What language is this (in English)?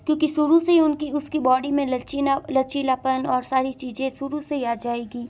Hindi